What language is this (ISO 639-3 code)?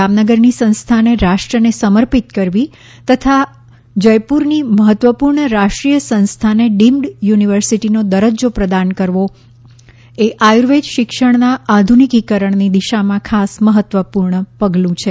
guj